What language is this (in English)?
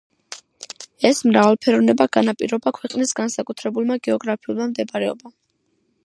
Georgian